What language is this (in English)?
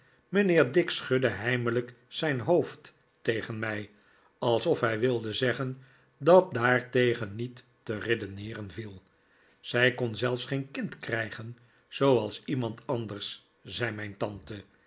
Dutch